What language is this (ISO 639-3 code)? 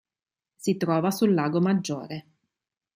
ita